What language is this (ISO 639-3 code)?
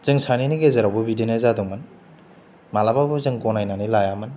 brx